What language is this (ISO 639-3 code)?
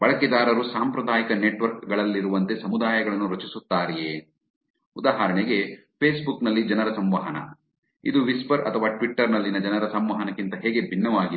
kan